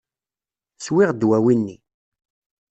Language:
Kabyle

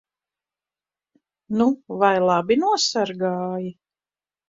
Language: Latvian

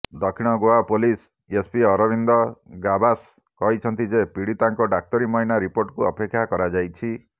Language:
Odia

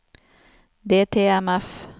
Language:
Norwegian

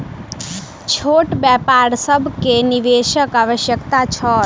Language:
Maithili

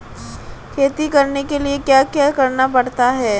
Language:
Hindi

